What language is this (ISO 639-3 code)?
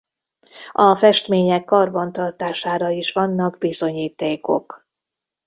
hun